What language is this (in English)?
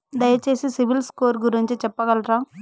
Telugu